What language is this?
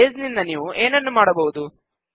Kannada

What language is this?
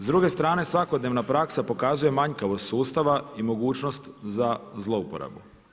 Croatian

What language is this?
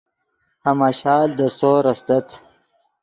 Yidgha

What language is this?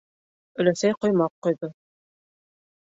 Bashkir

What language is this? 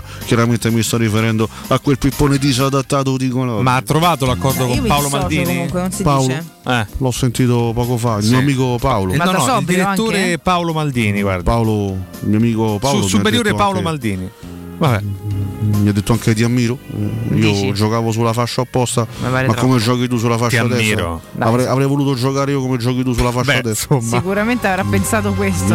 Italian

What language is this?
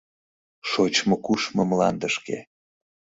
Mari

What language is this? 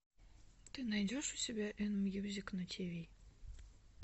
Russian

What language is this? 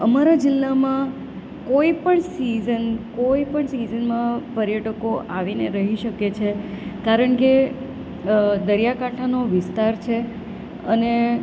Gujarati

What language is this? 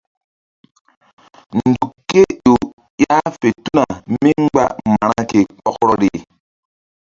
Mbum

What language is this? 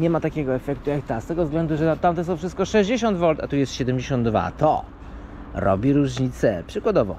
Polish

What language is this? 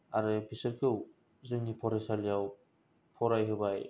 Bodo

